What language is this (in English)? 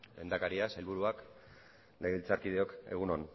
Basque